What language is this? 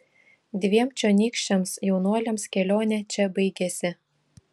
Lithuanian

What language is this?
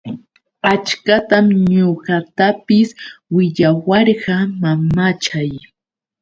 Yauyos Quechua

